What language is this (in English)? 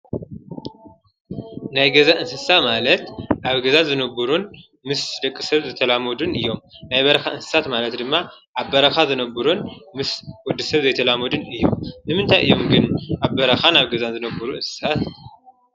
Tigrinya